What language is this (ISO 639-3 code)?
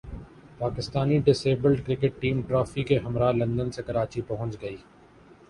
urd